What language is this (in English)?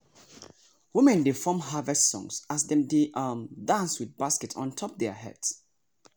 Nigerian Pidgin